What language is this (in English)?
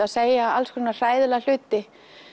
Icelandic